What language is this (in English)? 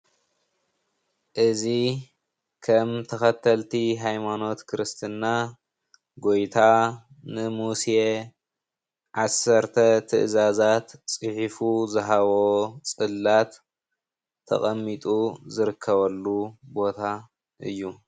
Tigrinya